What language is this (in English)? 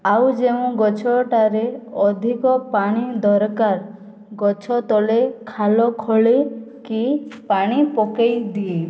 Odia